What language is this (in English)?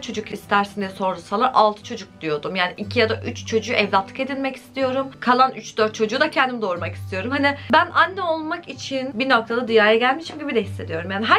Turkish